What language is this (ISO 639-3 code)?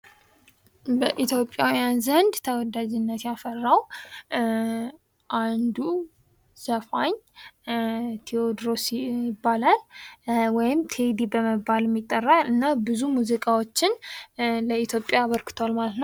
amh